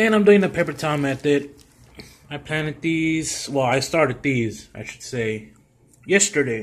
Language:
English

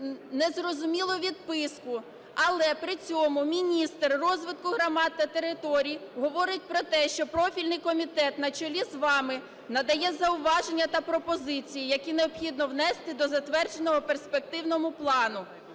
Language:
Ukrainian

